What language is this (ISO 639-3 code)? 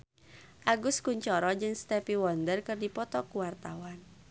sun